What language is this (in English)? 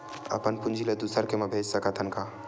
Chhattisgarhi